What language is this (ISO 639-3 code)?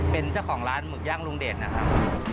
tha